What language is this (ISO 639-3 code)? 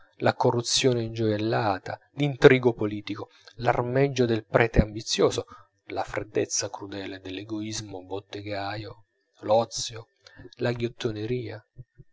ita